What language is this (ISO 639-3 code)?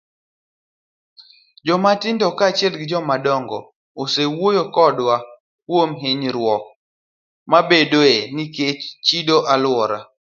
luo